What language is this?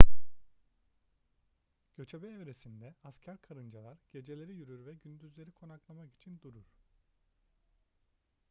Turkish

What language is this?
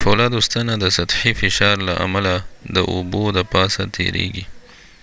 Pashto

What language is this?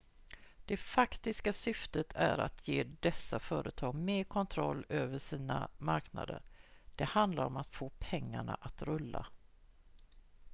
Swedish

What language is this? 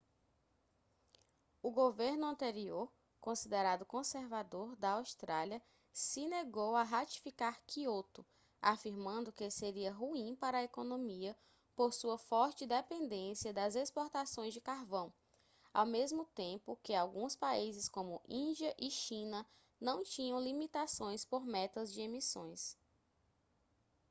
Portuguese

